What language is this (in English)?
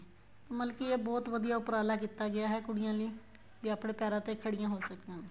Punjabi